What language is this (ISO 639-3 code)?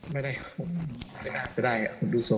tha